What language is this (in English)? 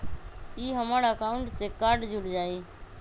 Magahi